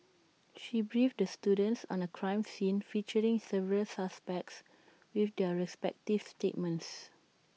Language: English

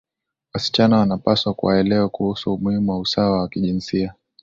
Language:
Swahili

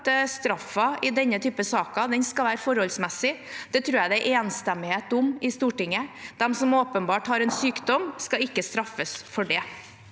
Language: Norwegian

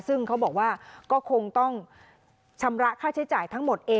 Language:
Thai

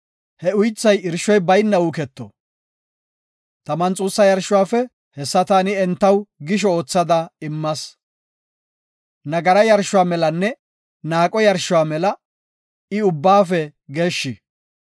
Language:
Gofa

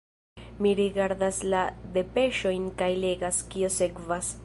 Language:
Esperanto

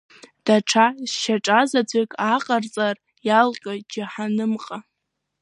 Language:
Abkhazian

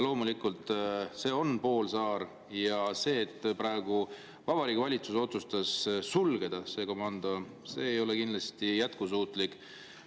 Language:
Estonian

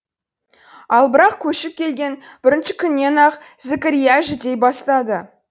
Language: Kazakh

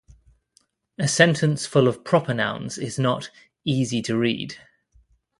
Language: English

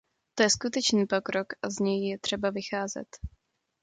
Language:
Czech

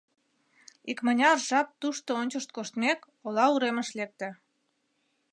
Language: Mari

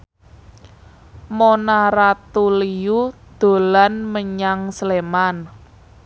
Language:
Javanese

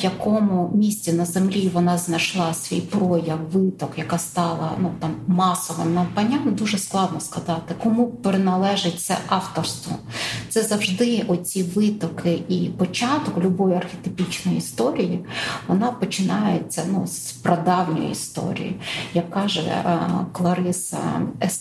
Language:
Ukrainian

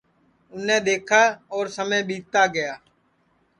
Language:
Sansi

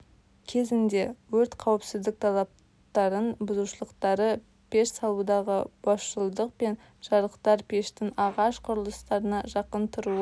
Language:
Kazakh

